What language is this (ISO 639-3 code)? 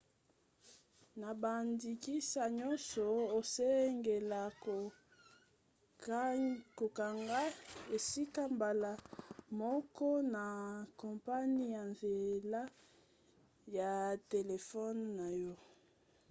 lin